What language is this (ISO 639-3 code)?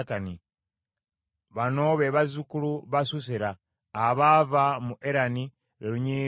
lug